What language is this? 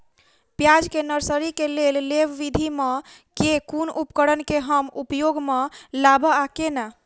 Maithili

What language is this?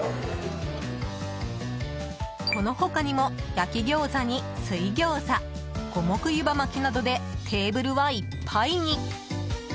Japanese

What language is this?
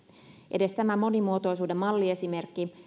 Finnish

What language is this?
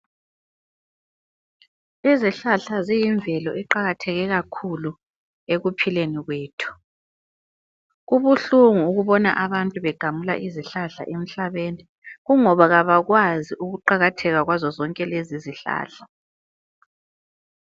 North Ndebele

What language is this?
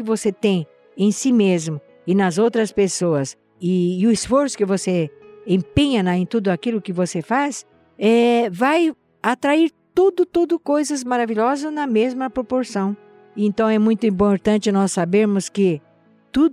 Portuguese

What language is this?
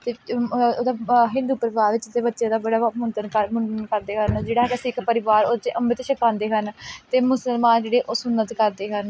Punjabi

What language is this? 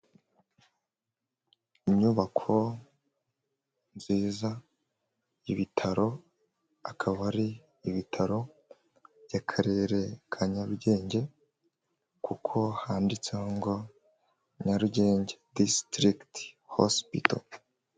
Kinyarwanda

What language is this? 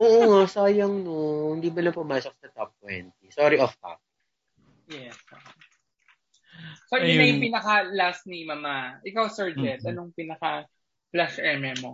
Filipino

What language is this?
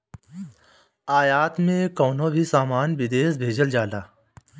Bhojpuri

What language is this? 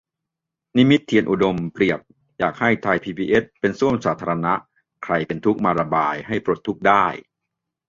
Thai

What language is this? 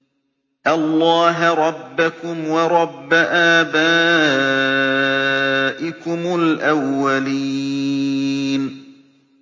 Arabic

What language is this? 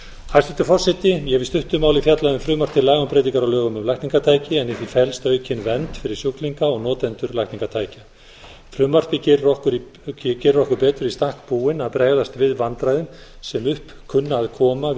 Icelandic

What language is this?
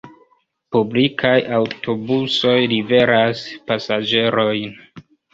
Esperanto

